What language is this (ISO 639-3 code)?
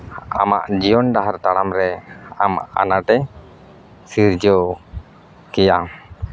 sat